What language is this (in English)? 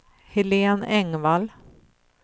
Swedish